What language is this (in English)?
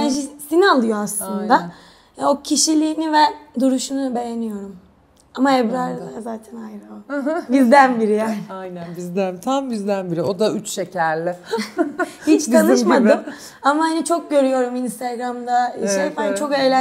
Turkish